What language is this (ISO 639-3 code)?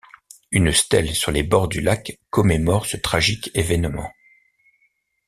fra